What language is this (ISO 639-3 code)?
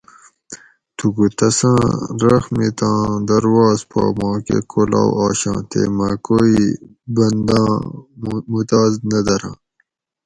gwc